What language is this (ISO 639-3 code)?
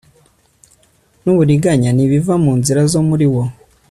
kin